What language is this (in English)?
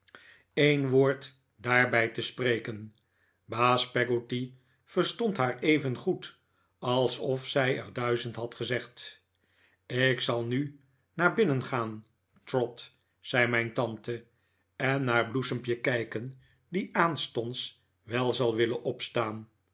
Dutch